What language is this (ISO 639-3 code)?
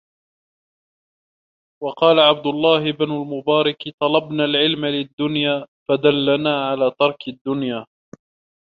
ara